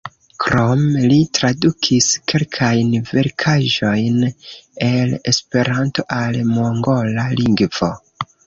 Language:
Esperanto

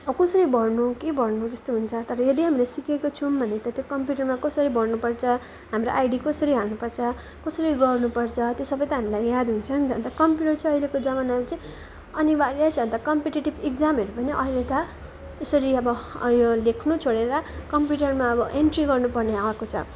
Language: Nepali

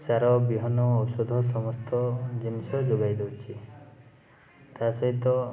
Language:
Odia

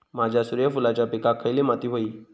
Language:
Marathi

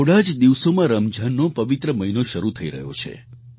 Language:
Gujarati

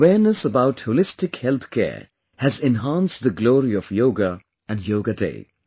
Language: English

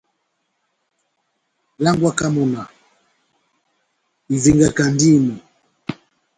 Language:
Batanga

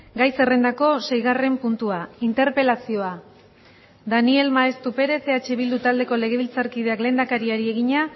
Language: Basque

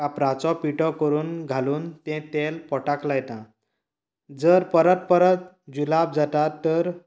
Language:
Konkani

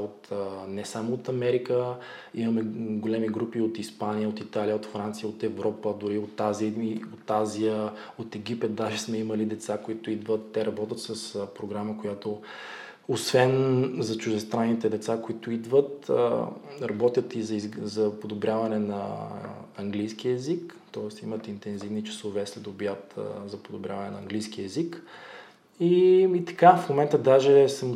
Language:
Bulgarian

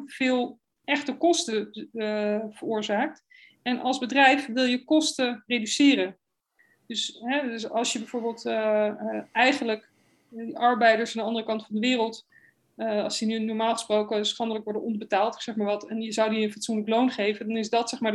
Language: Dutch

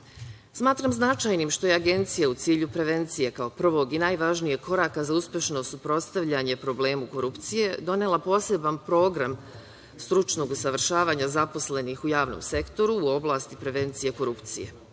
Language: Serbian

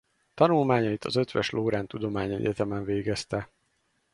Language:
Hungarian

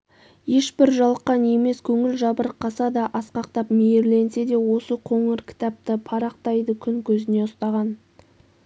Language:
Kazakh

